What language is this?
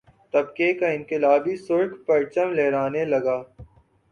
Urdu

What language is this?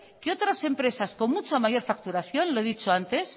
Spanish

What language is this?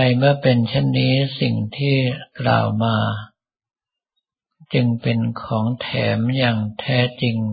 Thai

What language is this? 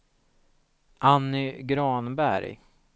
Swedish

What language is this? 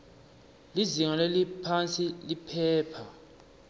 Swati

